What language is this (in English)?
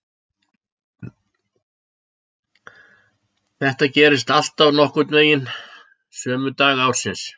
Icelandic